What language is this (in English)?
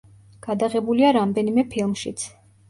Georgian